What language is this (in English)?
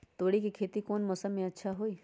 Magahi